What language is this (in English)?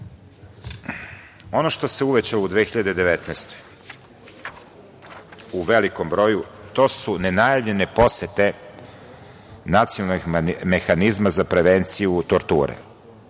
Serbian